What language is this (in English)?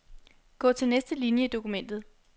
Danish